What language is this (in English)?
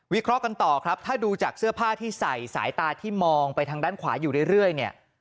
Thai